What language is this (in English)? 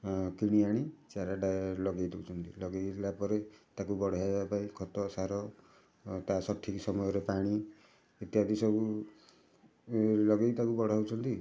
Odia